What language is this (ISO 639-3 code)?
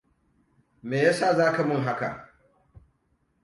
hau